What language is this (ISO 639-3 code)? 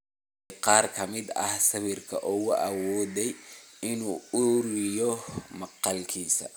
som